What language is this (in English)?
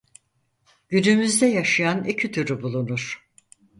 Turkish